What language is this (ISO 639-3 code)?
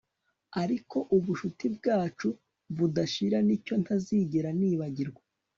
kin